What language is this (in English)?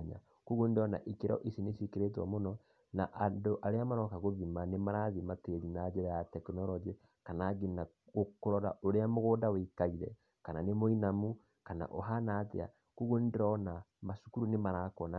Kikuyu